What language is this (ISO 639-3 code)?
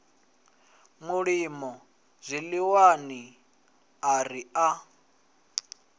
ven